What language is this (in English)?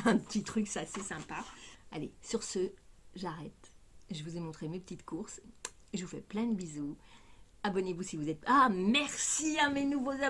French